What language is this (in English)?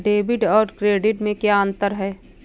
Hindi